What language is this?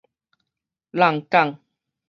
Min Nan Chinese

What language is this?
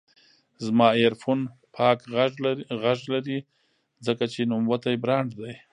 Pashto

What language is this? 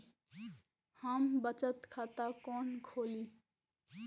Maithili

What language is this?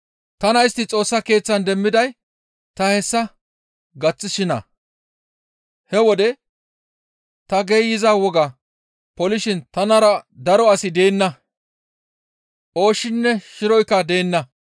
Gamo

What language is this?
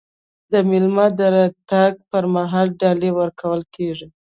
Pashto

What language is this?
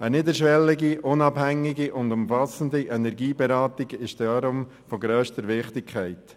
Swiss German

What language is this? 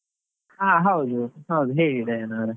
Kannada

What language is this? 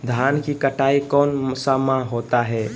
Magahi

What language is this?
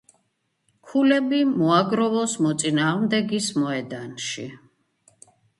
Georgian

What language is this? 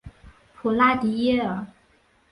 Chinese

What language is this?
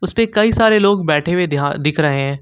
Hindi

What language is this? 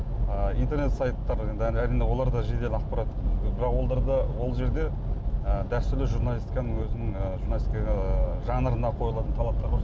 Kazakh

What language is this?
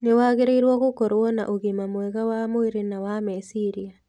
Kikuyu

